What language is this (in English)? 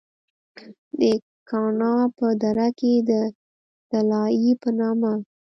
Pashto